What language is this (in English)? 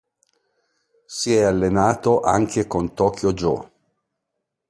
Italian